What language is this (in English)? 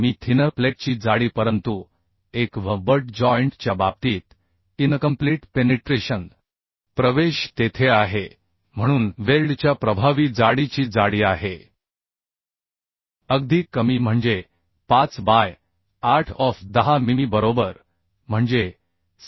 Marathi